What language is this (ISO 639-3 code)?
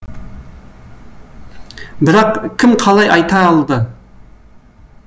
kaz